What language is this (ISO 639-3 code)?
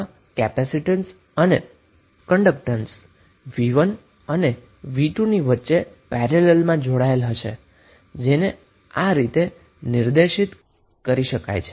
guj